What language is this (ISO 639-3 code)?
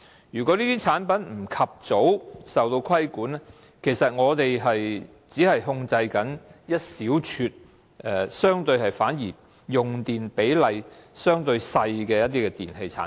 yue